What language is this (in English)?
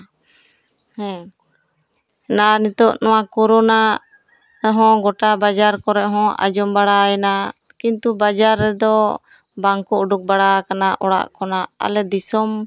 Santali